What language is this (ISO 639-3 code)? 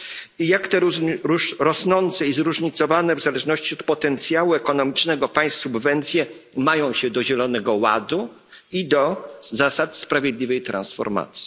pol